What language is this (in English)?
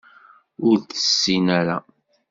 Kabyle